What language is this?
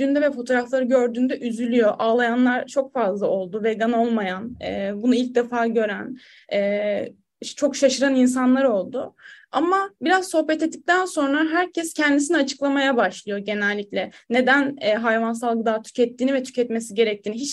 Turkish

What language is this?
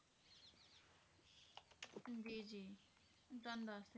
Punjabi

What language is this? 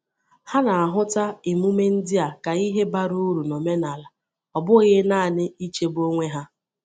Igbo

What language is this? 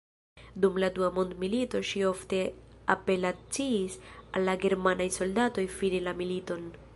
Esperanto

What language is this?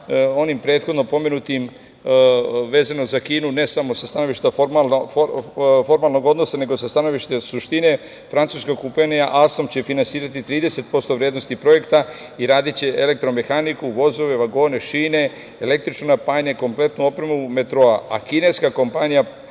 Serbian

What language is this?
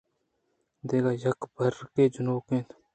Eastern Balochi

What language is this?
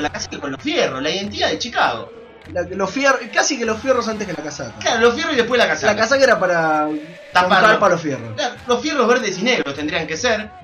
Spanish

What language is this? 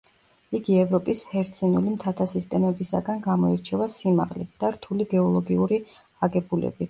Georgian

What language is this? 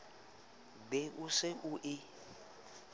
Southern Sotho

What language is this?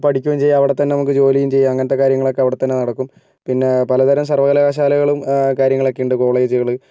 Malayalam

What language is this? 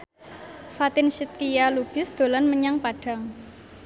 Javanese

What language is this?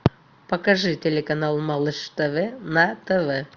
Russian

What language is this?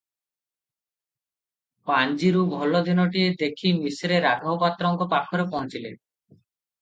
Odia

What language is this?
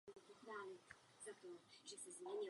Czech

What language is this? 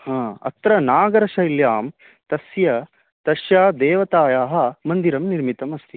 Sanskrit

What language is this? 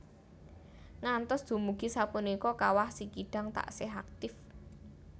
Javanese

